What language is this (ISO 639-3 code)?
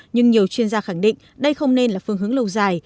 vie